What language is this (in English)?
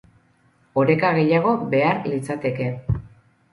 Basque